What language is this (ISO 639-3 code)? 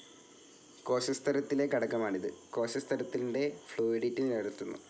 mal